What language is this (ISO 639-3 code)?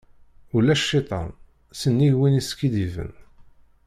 kab